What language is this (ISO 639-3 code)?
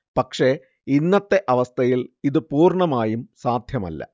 mal